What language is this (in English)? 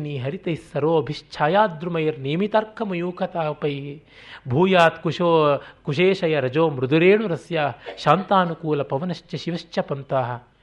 Kannada